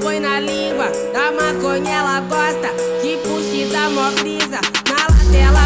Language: Indonesian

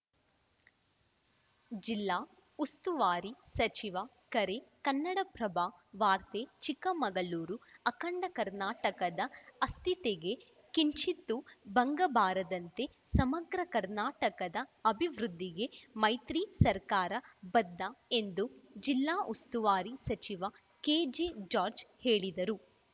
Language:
Kannada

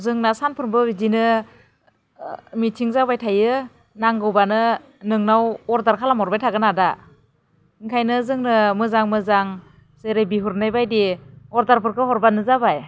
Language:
Bodo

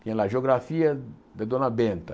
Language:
Portuguese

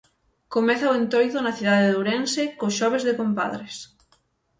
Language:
Galician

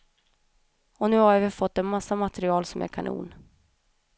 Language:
Swedish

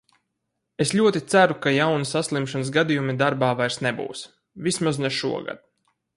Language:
Latvian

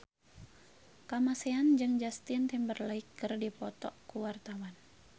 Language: Sundanese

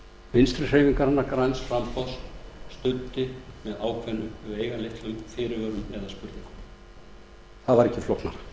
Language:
Icelandic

